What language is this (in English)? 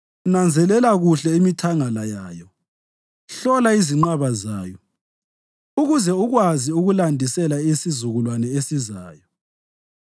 North Ndebele